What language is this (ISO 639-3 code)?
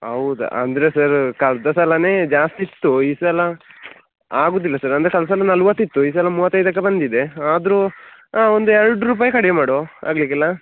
kan